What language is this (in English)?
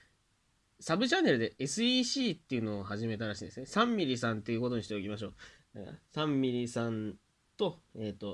Japanese